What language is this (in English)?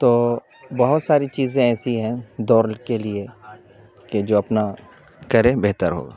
Urdu